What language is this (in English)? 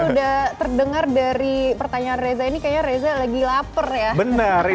Indonesian